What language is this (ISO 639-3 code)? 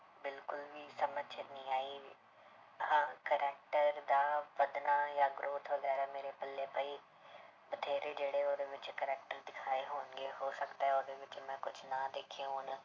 pan